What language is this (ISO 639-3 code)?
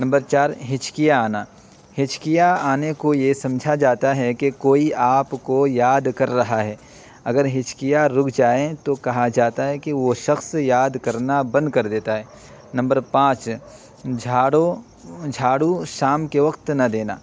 urd